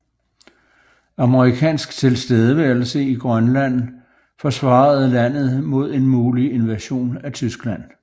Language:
Danish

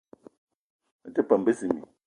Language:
Eton (Cameroon)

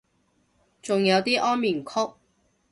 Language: Cantonese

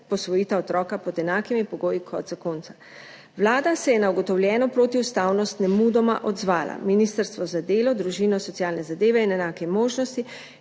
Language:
Slovenian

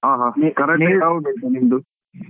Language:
Kannada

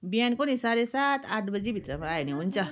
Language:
Nepali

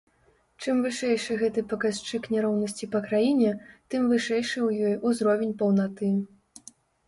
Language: Belarusian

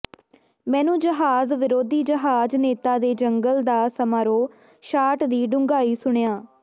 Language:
Punjabi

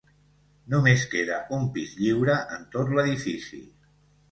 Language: Catalan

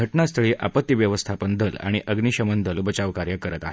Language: Marathi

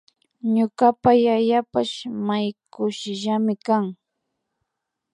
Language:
Imbabura Highland Quichua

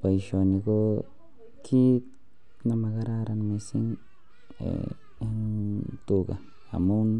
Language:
Kalenjin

